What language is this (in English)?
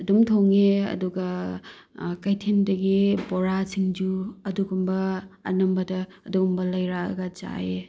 Manipuri